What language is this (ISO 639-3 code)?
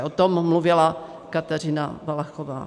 ces